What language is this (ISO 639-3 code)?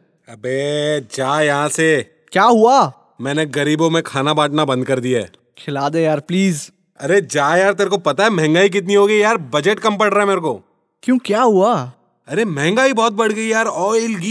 hin